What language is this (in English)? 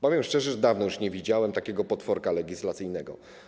Polish